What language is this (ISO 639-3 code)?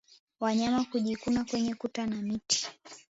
swa